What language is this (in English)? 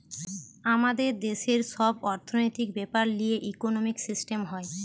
Bangla